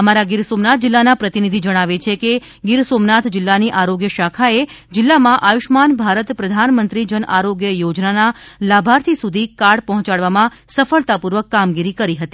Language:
Gujarati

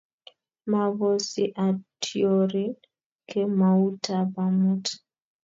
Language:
Kalenjin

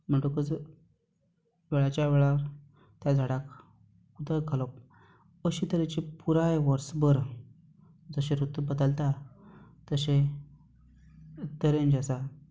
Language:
Konkani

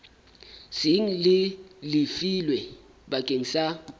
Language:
Southern Sotho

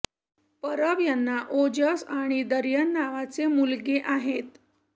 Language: Marathi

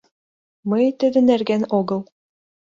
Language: Mari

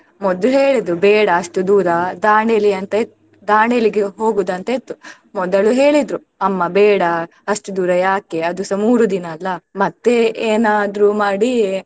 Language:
Kannada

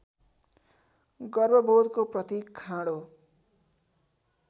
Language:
Nepali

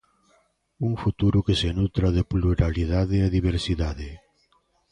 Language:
Galician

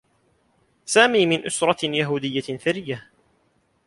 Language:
Arabic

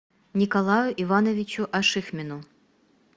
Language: Russian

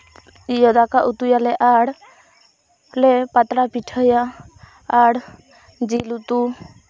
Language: Santali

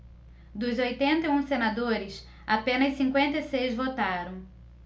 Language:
Portuguese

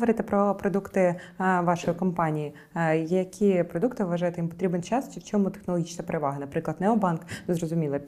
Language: Ukrainian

